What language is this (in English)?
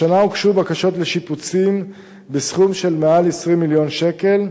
Hebrew